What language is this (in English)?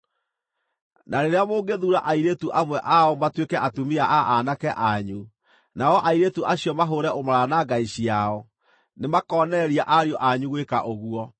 Kikuyu